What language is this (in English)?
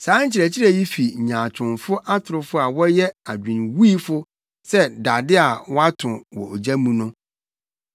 Akan